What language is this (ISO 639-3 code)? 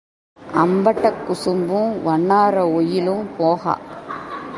tam